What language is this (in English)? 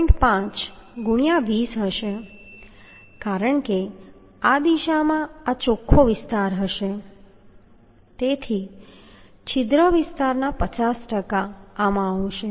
Gujarati